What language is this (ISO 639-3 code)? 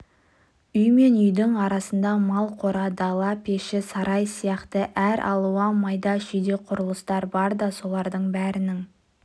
kaz